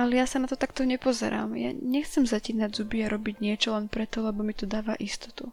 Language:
Slovak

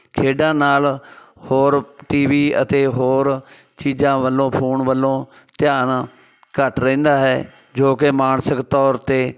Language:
Punjabi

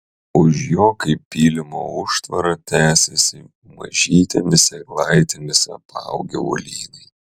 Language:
Lithuanian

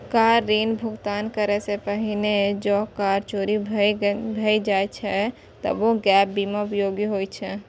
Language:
Maithili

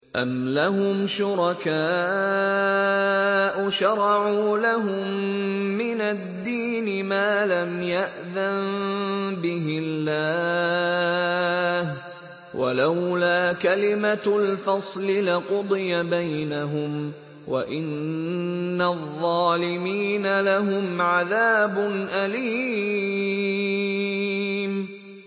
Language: Arabic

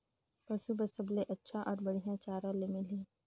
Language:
Chhattisgarhi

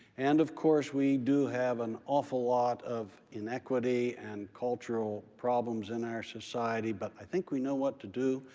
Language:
English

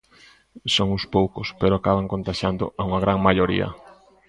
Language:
Galician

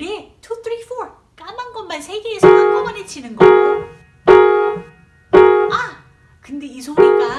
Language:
Korean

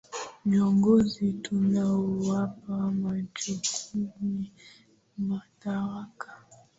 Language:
Swahili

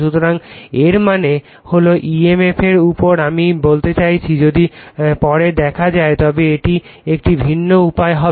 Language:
Bangla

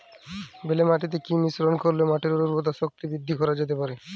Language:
Bangla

